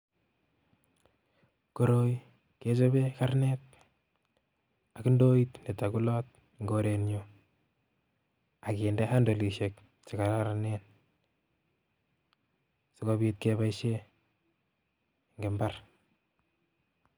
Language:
Kalenjin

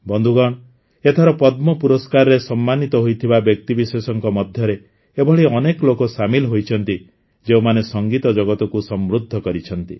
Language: Odia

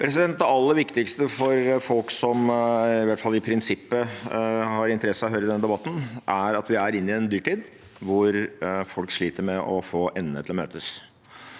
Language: Norwegian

